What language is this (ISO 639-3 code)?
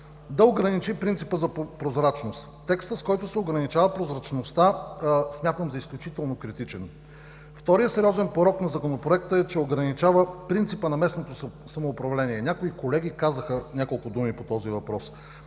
bul